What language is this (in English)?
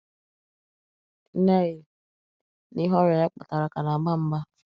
Igbo